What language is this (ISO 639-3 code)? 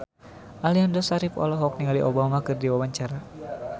sun